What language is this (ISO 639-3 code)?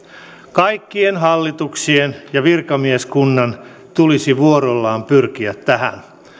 fin